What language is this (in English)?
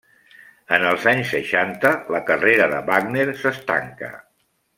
Catalan